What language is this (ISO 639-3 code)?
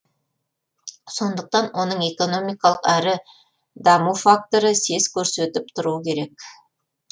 kaz